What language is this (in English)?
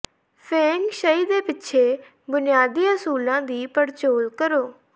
Punjabi